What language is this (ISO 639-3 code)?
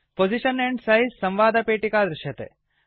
san